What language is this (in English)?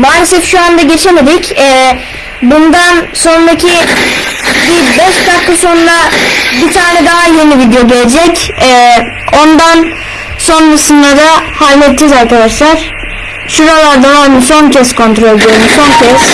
Turkish